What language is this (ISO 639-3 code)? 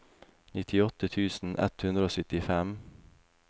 nor